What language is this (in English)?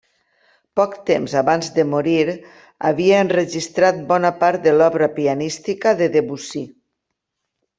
Catalan